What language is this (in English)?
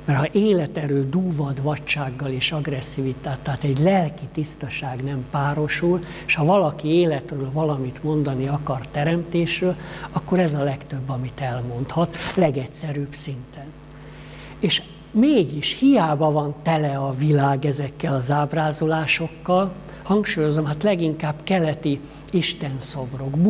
Hungarian